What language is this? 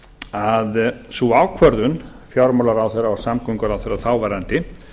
Icelandic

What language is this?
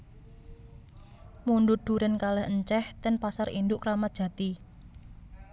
Javanese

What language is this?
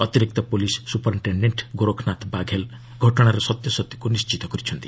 Odia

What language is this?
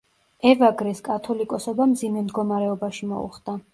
Georgian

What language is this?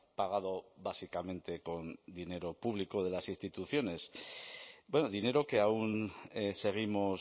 Spanish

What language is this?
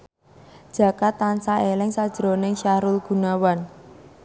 Javanese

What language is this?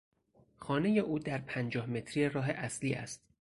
Persian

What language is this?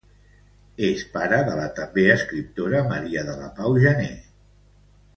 Catalan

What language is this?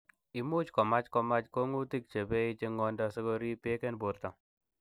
Kalenjin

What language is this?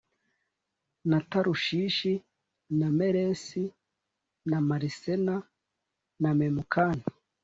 Kinyarwanda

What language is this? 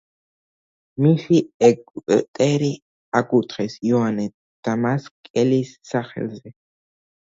Georgian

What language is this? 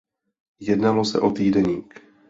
Czech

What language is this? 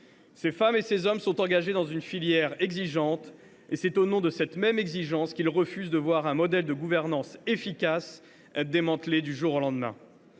French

